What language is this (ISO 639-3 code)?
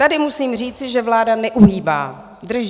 ces